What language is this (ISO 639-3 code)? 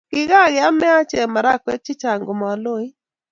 kln